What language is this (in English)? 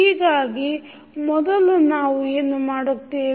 Kannada